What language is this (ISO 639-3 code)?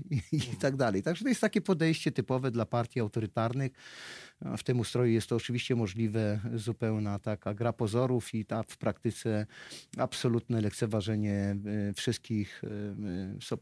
pol